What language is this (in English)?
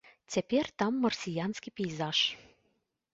Belarusian